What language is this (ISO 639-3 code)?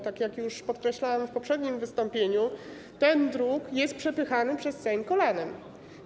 pol